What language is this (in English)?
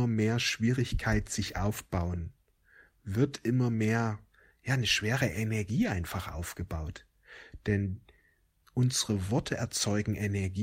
German